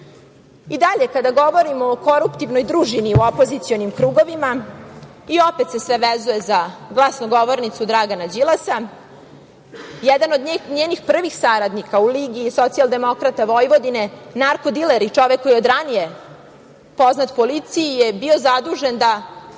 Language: Serbian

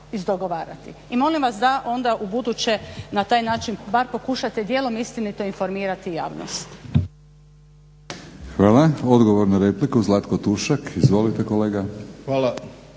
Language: Croatian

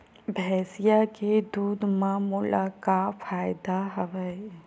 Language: Chhattisgarhi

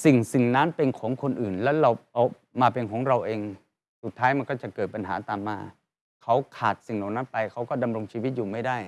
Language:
Thai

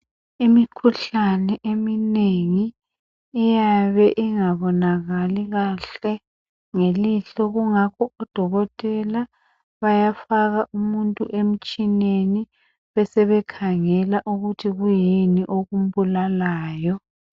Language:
North Ndebele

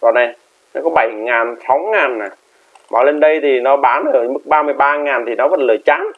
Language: Vietnamese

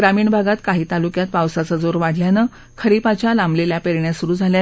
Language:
Marathi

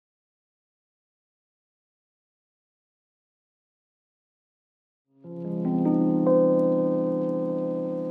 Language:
Indonesian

